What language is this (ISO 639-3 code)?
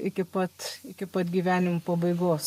lit